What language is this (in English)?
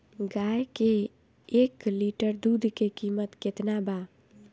Bhojpuri